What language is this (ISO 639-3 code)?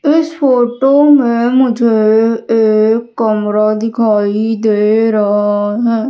hin